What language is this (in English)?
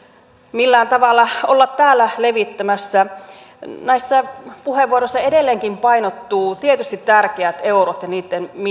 Finnish